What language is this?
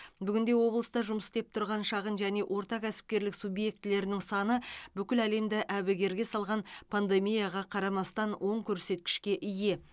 Kazakh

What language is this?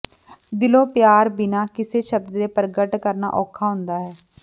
Punjabi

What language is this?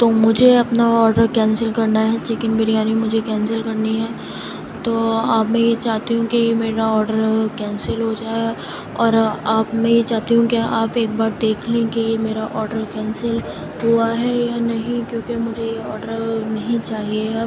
Urdu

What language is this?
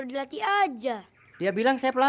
Indonesian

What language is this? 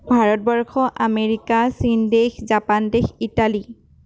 Assamese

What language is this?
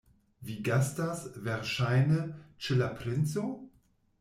Esperanto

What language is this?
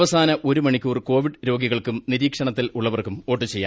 Malayalam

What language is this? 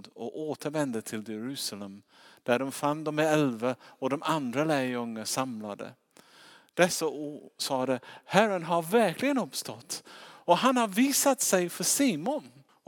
Swedish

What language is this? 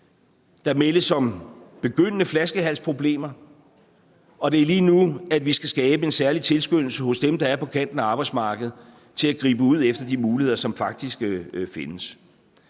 Danish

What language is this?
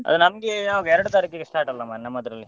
Kannada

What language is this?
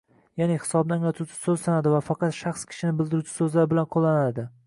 Uzbek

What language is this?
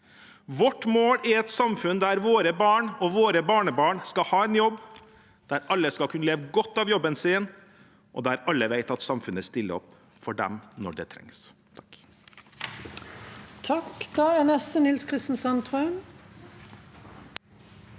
Norwegian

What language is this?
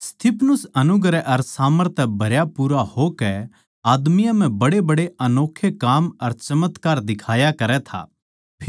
Haryanvi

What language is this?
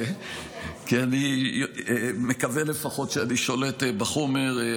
Hebrew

